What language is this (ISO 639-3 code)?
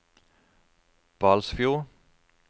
nor